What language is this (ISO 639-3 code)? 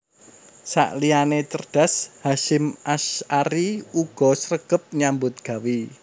jav